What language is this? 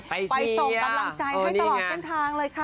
Thai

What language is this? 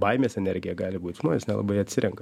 Lithuanian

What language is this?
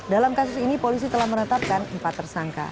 Indonesian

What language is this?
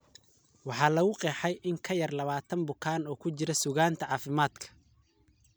Somali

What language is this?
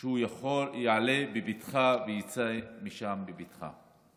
Hebrew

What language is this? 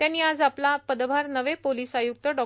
Marathi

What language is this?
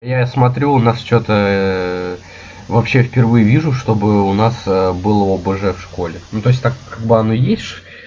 Russian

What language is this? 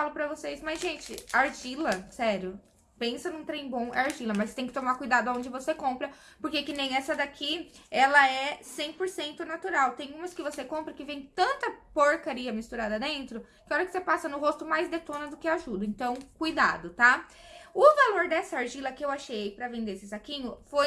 Portuguese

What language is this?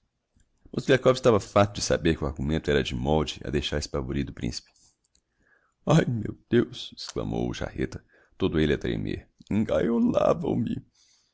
Portuguese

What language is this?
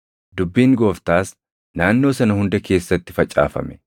Oromo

